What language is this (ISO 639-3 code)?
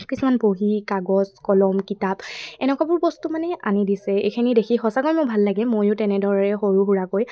asm